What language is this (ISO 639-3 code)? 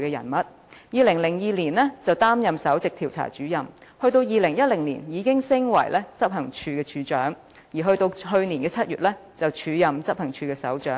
yue